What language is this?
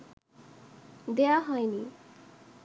Bangla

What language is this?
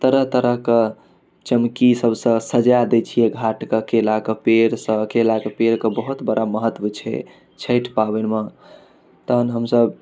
Maithili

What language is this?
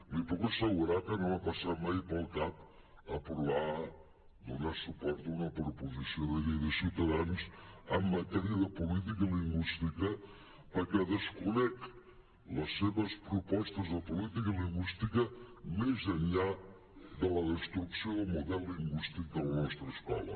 Catalan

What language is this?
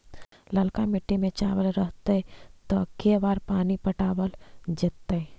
Magahi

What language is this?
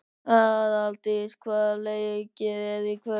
Icelandic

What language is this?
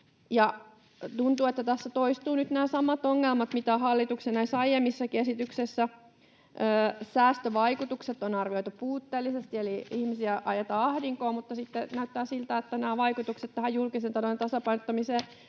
Finnish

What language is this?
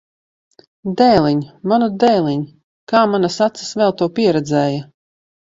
Latvian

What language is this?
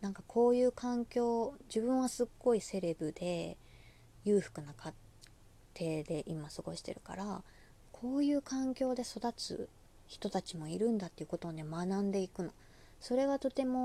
Japanese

